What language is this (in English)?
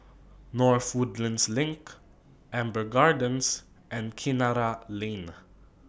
English